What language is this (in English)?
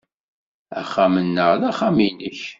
Kabyle